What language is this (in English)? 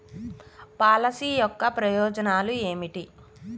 Telugu